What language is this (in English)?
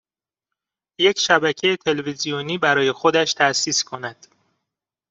Persian